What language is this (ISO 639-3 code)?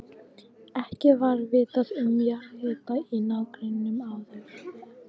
isl